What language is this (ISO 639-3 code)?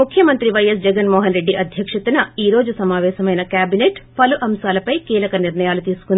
tel